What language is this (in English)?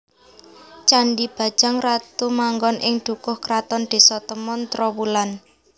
Javanese